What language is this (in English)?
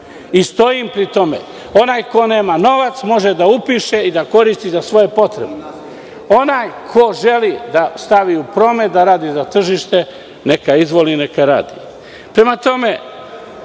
Serbian